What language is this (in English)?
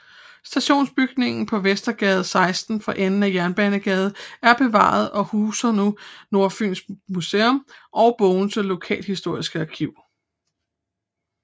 Danish